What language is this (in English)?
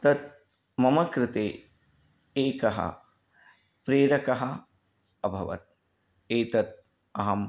Sanskrit